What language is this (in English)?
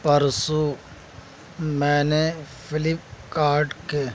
Urdu